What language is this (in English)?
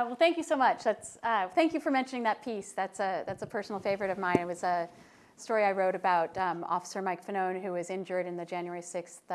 English